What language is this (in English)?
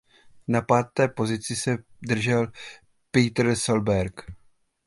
Czech